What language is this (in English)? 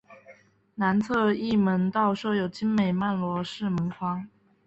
Chinese